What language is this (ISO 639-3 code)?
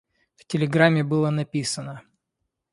rus